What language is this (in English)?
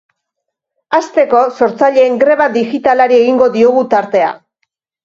Basque